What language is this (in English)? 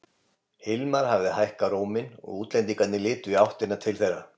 Icelandic